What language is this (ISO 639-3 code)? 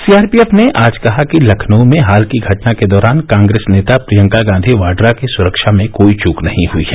hin